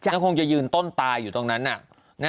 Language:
Thai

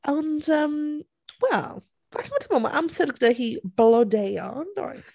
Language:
Welsh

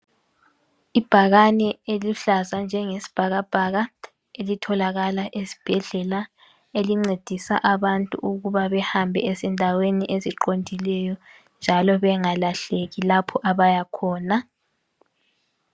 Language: North Ndebele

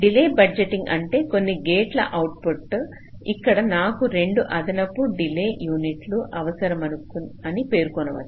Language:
Telugu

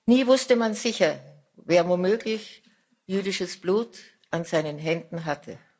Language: German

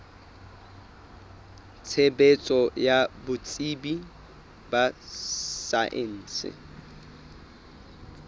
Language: Southern Sotho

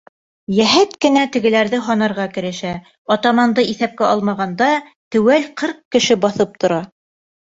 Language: Bashkir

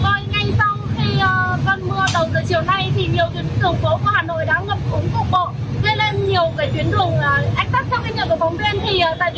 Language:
Vietnamese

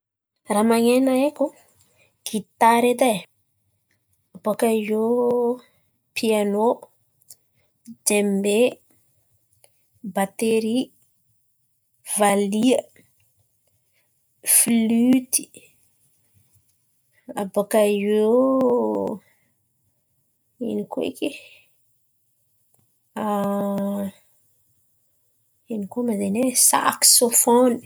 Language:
Antankarana Malagasy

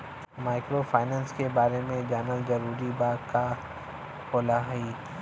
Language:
Bhojpuri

